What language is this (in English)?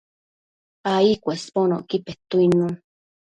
Matsés